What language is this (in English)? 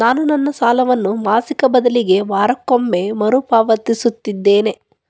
Kannada